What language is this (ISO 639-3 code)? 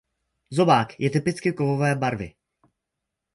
ces